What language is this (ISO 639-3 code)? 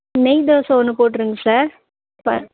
tam